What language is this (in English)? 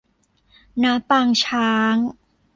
Thai